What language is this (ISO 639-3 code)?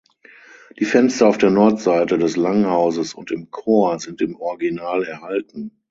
deu